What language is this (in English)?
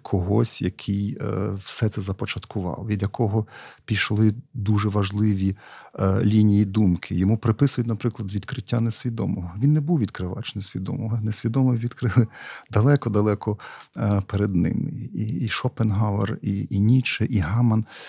Ukrainian